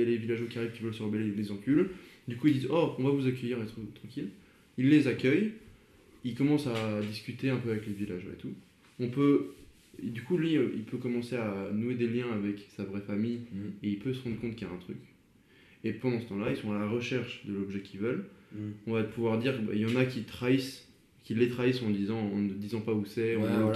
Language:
French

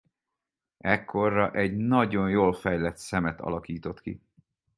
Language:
Hungarian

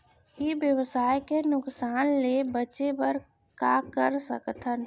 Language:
Chhattisgarhi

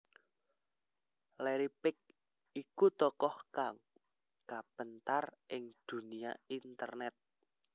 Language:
Javanese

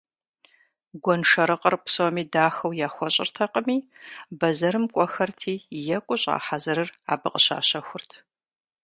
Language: Kabardian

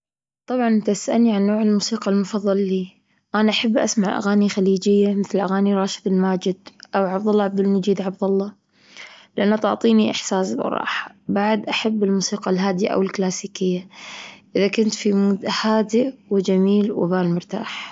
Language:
Gulf Arabic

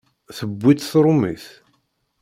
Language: Kabyle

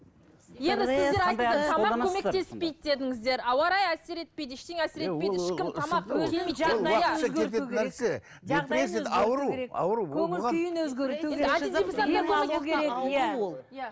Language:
Kazakh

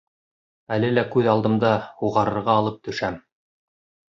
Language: Bashkir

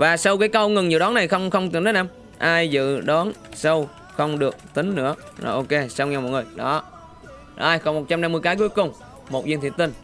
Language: Vietnamese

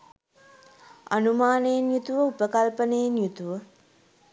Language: Sinhala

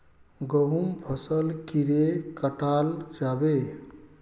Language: Magahi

